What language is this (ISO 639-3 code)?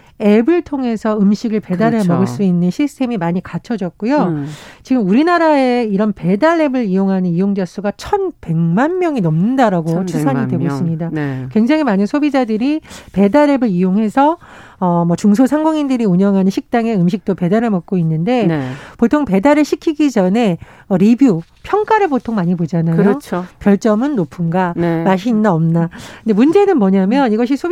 kor